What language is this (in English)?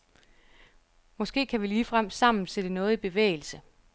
Danish